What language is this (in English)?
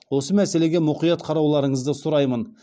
Kazakh